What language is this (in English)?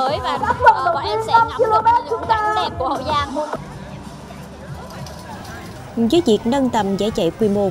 Vietnamese